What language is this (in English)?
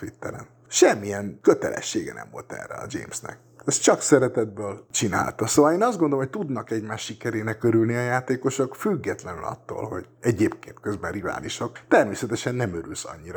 Hungarian